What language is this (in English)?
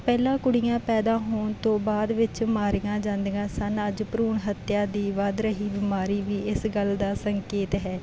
Punjabi